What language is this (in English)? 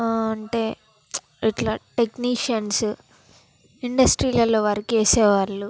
Telugu